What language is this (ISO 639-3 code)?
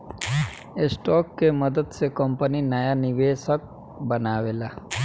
bho